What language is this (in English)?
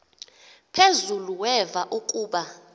Xhosa